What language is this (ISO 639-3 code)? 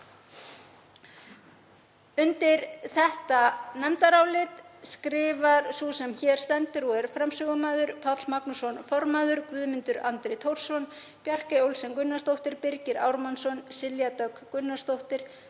isl